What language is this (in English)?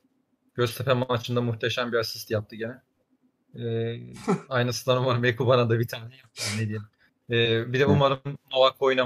Turkish